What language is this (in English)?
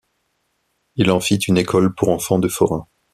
French